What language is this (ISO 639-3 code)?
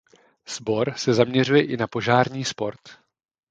ces